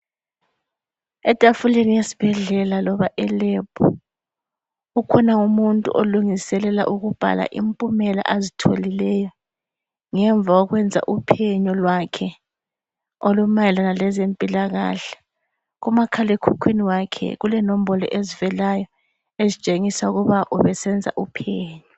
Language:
North Ndebele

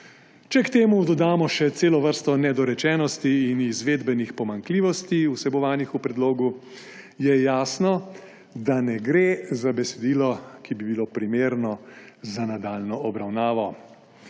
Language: Slovenian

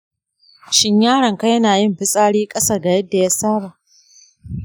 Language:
Hausa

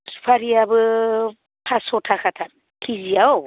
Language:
Bodo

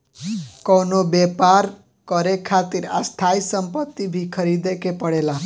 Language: Bhojpuri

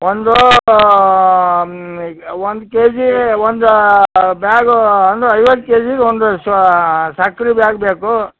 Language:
Kannada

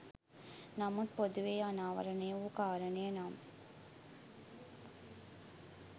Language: Sinhala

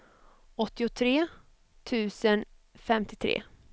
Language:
Swedish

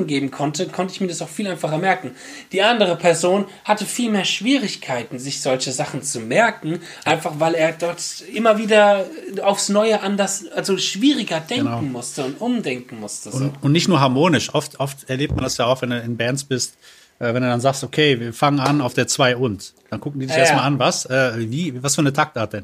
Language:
German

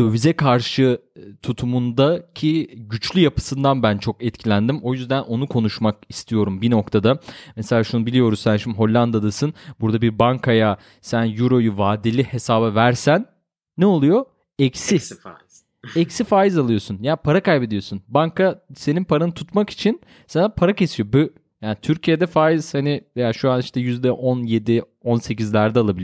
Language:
Turkish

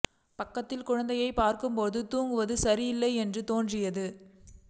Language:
Tamil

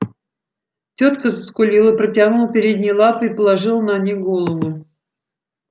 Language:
Russian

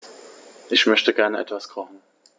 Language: German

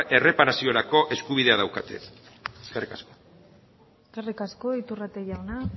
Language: Basque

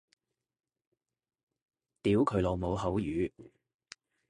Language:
Cantonese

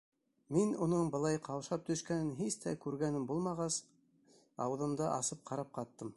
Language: Bashkir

